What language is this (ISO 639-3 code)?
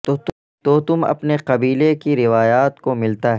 urd